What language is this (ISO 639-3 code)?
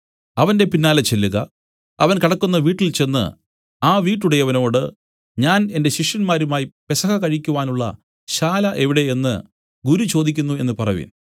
mal